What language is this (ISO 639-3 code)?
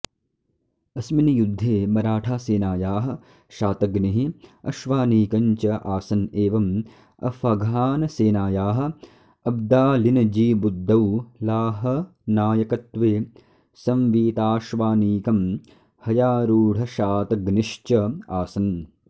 san